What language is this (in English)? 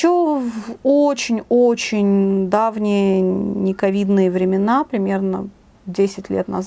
Russian